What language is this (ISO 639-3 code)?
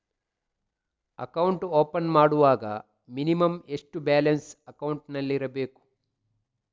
kan